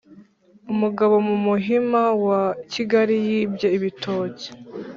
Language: Kinyarwanda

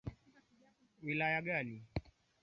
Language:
Swahili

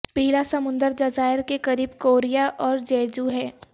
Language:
Urdu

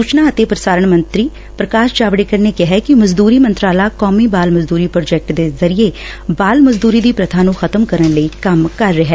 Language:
Punjabi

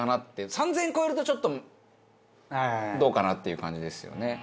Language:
Japanese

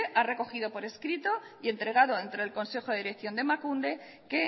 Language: Spanish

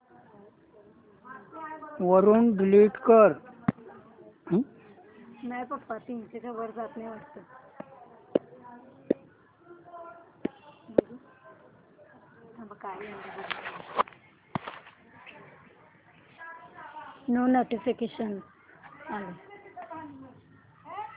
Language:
Marathi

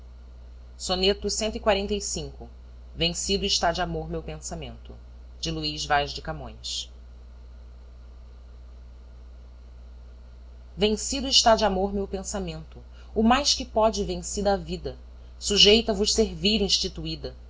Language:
Portuguese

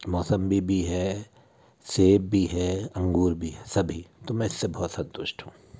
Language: Hindi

